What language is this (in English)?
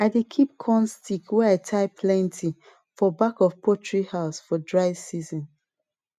Nigerian Pidgin